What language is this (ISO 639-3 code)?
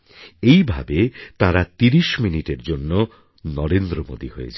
ben